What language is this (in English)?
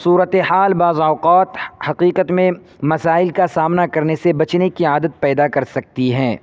Urdu